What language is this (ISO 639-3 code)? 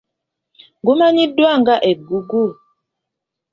lug